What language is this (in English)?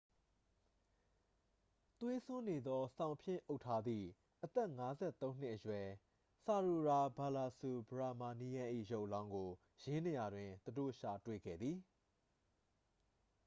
Burmese